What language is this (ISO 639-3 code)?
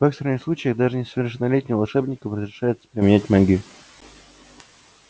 rus